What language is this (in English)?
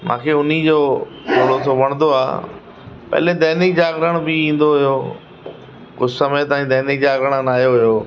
Sindhi